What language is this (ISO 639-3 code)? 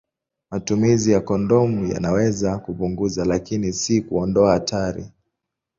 swa